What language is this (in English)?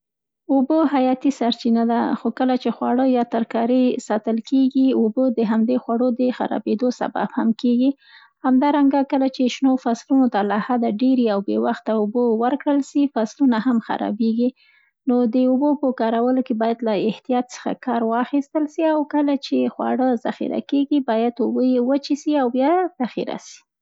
Central Pashto